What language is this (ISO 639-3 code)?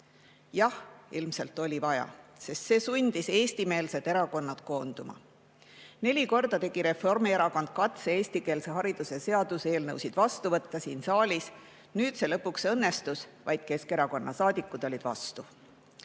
est